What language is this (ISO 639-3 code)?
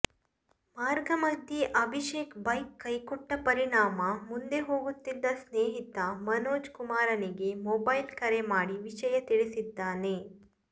kan